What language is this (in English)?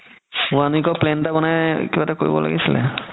Assamese